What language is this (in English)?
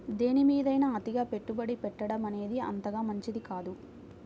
Telugu